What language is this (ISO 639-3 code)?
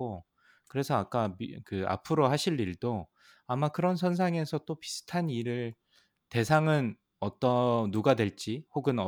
kor